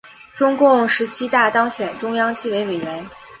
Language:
Chinese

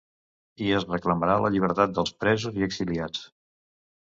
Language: Catalan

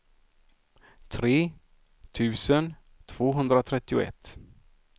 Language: Swedish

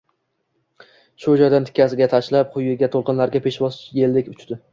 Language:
Uzbek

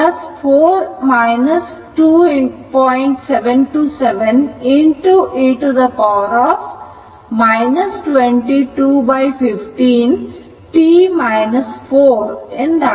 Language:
Kannada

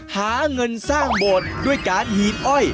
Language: Thai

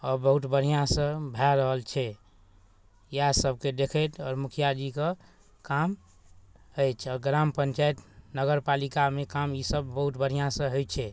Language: Maithili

